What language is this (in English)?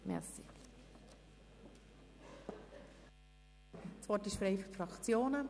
Swiss German